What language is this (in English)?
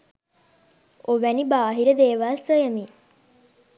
Sinhala